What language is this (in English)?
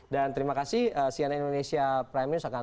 Indonesian